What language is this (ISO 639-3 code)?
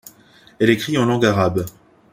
fra